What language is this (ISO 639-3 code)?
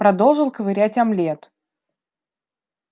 rus